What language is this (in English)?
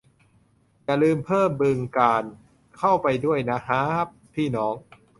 Thai